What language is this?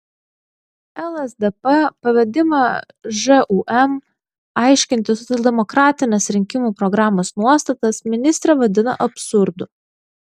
Lithuanian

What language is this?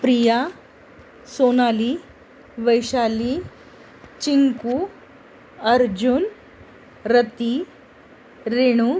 Marathi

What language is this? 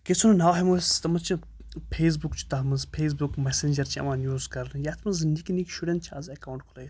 Kashmiri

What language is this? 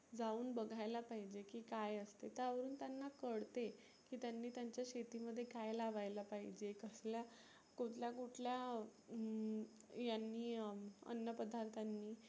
Marathi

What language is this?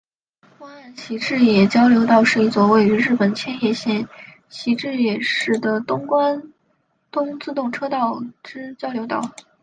Chinese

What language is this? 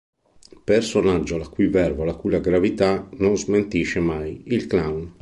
Italian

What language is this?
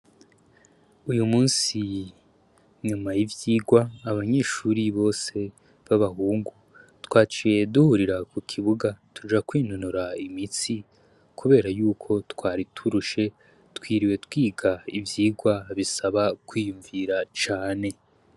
Rundi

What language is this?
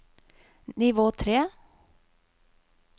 Norwegian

